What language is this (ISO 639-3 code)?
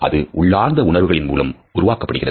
tam